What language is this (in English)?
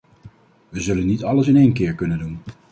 Dutch